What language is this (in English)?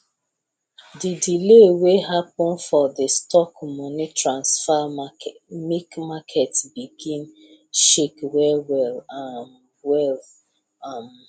Nigerian Pidgin